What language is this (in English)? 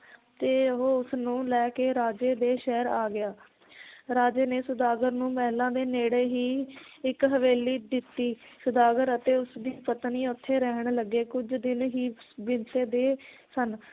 Punjabi